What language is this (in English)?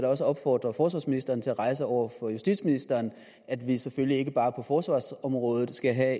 Danish